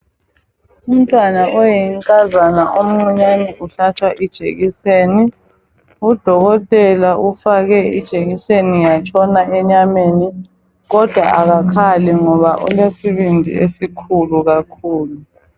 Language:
North Ndebele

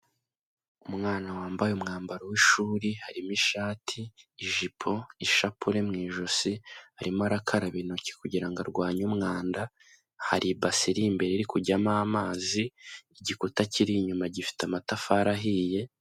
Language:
Kinyarwanda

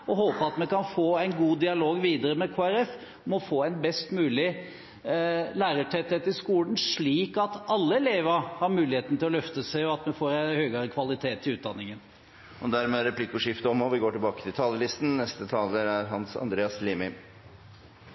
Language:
Norwegian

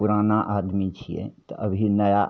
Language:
Maithili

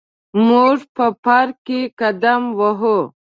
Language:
Pashto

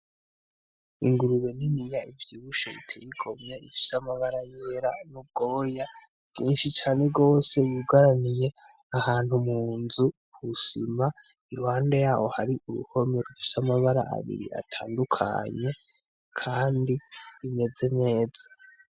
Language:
Rundi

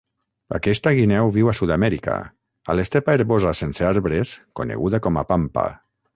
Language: Catalan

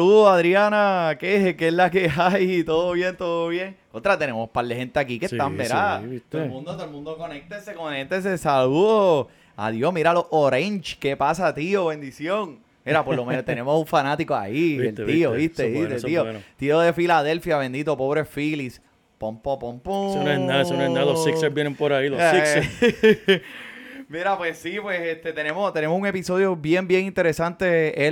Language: Spanish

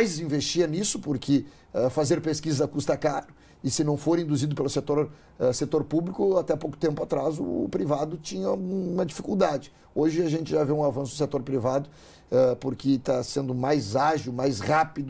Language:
Portuguese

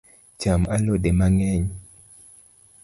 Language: Luo (Kenya and Tanzania)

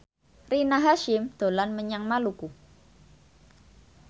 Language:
Javanese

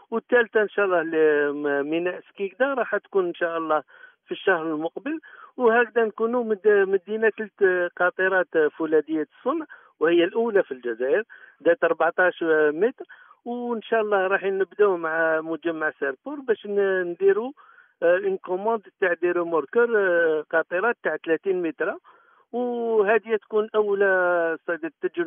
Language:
Arabic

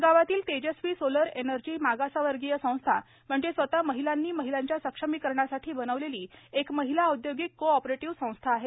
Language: Marathi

